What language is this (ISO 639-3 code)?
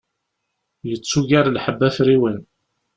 kab